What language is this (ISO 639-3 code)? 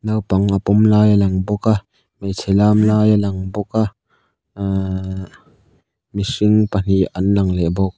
lus